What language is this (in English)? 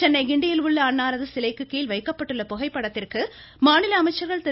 Tamil